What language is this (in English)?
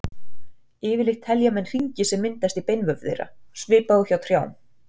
Icelandic